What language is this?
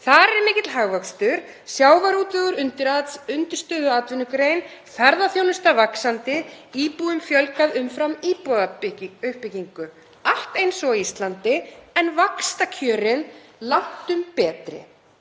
Icelandic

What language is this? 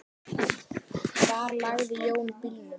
Icelandic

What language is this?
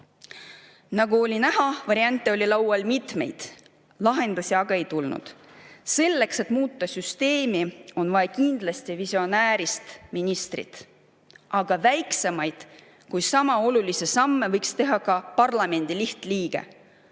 Estonian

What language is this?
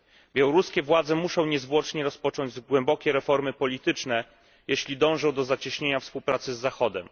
Polish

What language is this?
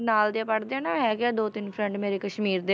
Punjabi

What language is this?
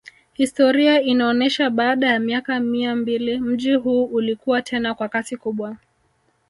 Swahili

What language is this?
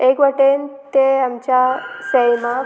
Konkani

